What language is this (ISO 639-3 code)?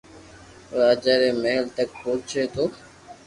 lrk